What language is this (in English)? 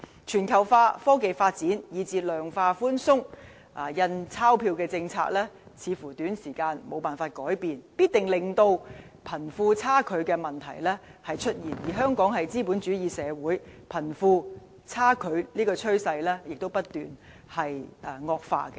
Cantonese